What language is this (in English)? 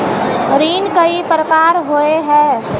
Magahi